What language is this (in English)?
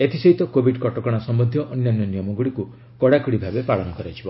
Odia